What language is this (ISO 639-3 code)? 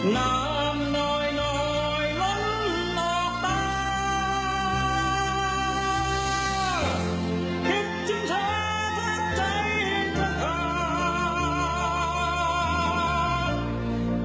tha